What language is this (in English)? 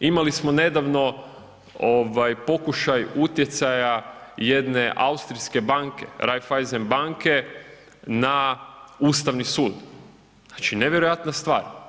Croatian